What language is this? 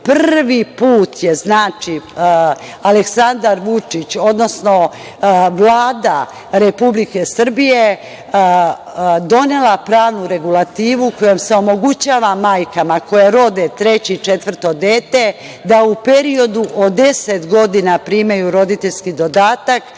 Serbian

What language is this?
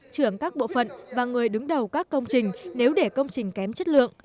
Vietnamese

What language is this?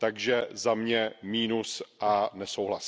Czech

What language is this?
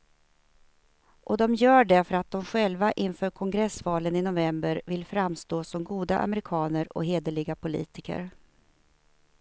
Swedish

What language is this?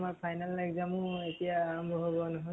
Assamese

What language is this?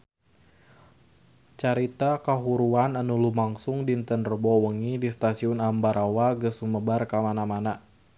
Sundanese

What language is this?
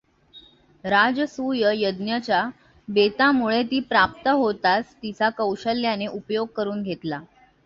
Marathi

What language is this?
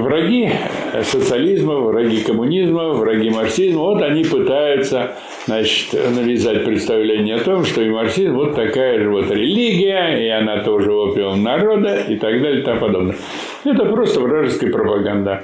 Russian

